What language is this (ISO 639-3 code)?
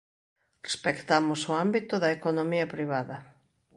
glg